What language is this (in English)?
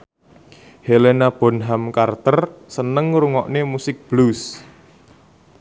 Javanese